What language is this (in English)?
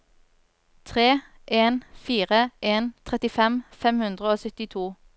Norwegian